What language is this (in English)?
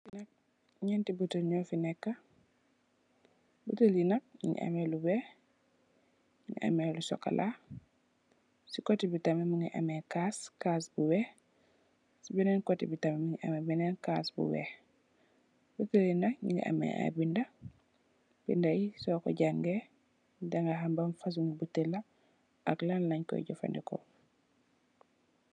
Wolof